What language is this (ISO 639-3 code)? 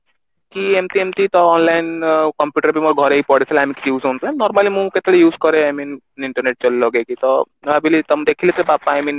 ori